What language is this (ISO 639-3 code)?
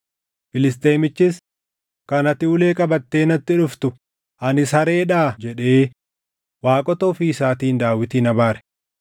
orm